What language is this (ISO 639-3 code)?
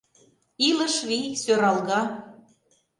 chm